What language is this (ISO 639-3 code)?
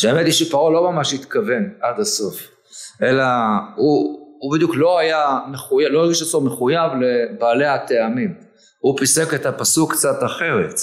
heb